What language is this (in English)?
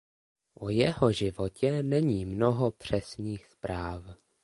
Czech